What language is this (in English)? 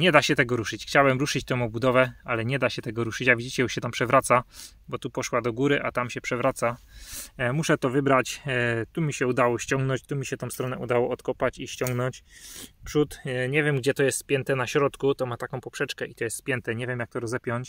Polish